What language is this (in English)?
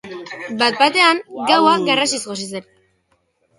Basque